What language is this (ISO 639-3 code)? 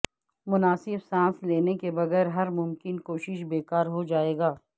urd